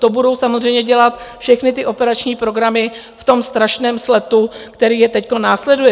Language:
Czech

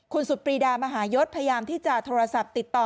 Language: Thai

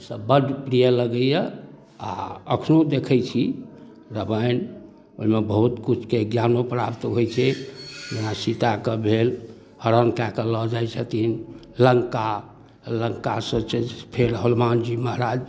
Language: Maithili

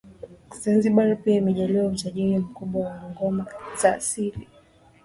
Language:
Swahili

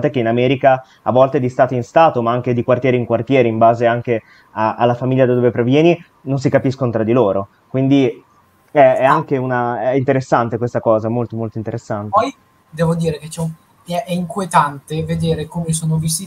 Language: Italian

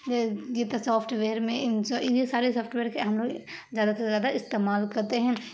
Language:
Urdu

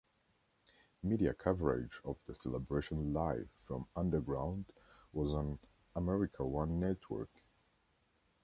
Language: English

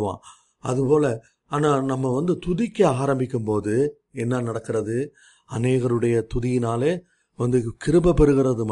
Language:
Tamil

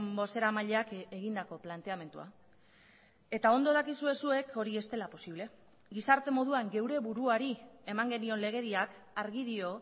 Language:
Basque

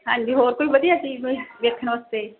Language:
Punjabi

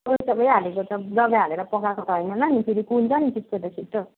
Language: Nepali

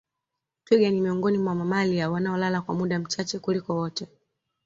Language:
Swahili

